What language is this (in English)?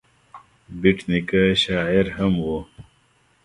Pashto